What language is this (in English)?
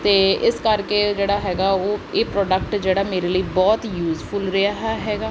Punjabi